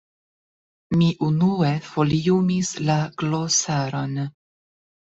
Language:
Esperanto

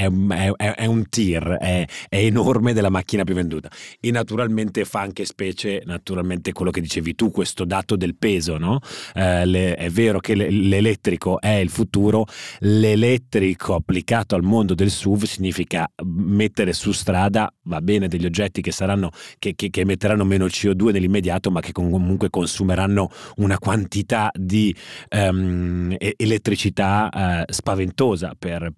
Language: Italian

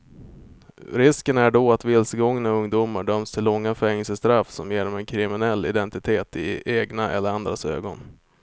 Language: Swedish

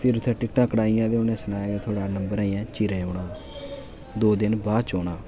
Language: Dogri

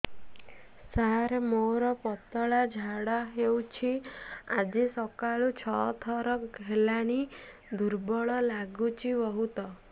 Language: Odia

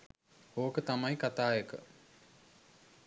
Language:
Sinhala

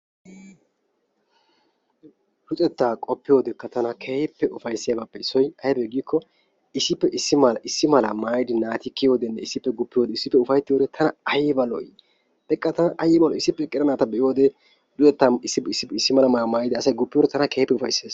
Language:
Wolaytta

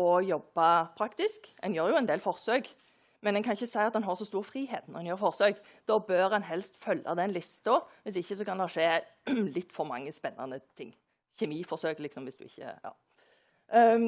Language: Norwegian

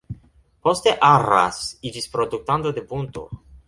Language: Esperanto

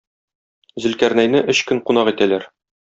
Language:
Tatar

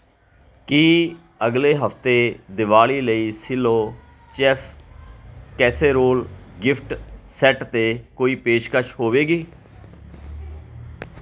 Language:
Punjabi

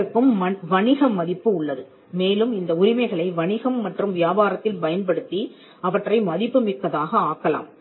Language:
Tamil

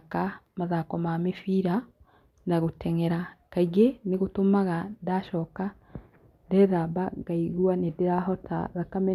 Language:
Kikuyu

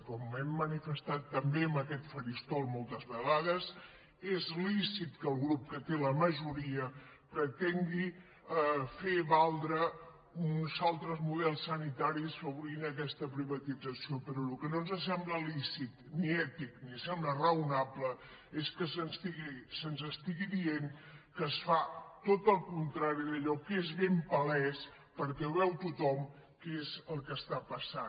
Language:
Catalan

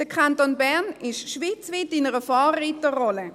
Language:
Swiss German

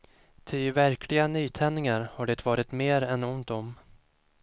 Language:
Swedish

